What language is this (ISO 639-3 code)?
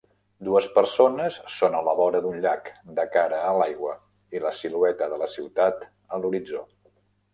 cat